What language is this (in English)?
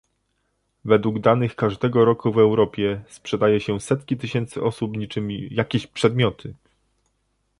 Polish